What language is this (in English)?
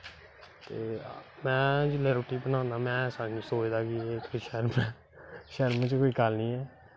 Dogri